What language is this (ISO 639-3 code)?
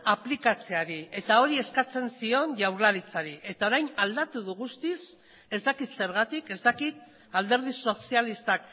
eus